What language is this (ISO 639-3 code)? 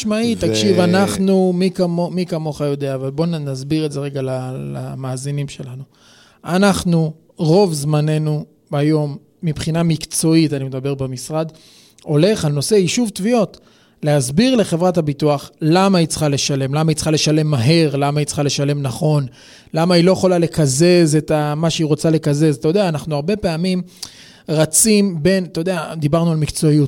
heb